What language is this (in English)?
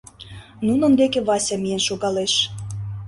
Mari